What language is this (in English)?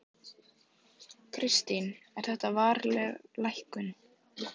Icelandic